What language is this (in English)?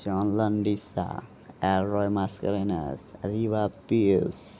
Konkani